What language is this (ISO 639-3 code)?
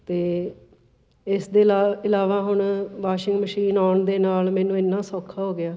pan